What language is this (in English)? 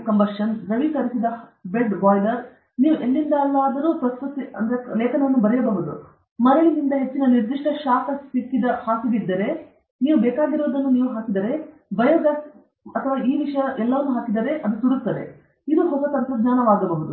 Kannada